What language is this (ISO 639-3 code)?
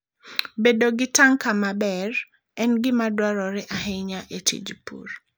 luo